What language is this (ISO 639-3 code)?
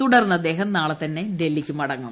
mal